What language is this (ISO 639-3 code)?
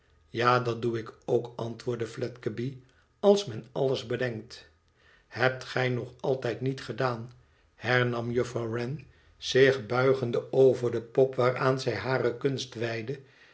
nld